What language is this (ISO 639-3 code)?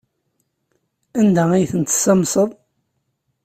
kab